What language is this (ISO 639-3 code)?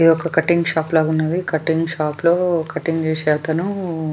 tel